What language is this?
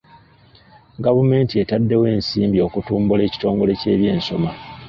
Ganda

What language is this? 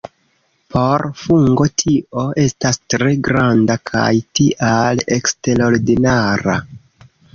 Esperanto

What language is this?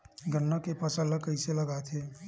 Chhattisgarhi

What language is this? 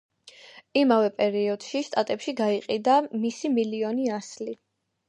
Georgian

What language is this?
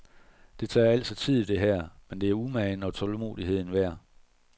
Danish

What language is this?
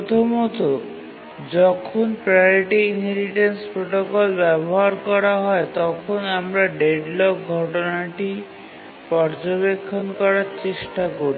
Bangla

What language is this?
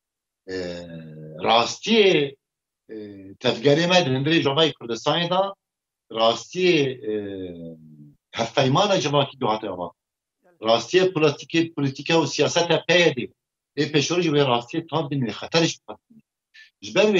Persian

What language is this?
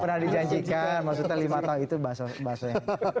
Indonesian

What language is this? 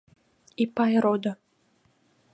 Mari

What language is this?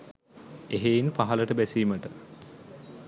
Sinhala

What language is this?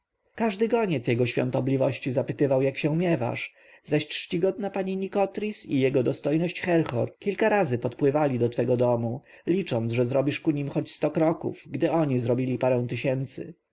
Polish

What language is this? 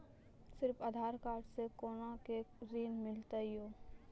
Maithili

